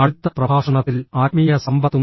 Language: Malayalam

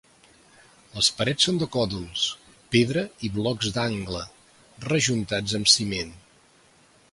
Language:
Catalan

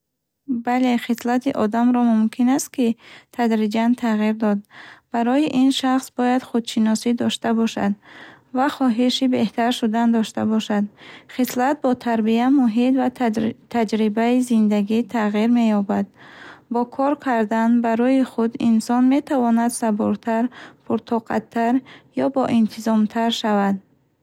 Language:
Bukharic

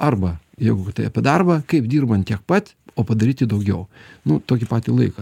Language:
Lithuanian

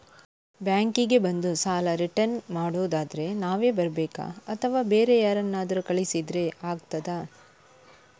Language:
Kannada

